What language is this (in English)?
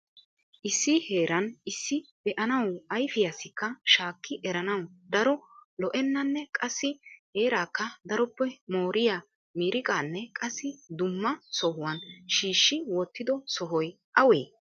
Wolaytta